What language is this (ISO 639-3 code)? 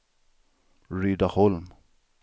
swe